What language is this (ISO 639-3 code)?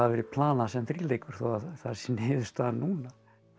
isl